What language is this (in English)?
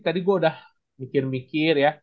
Indonesian